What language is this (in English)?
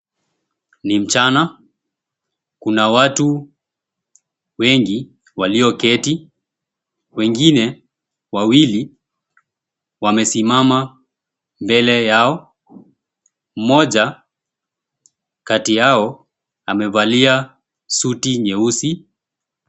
Swahili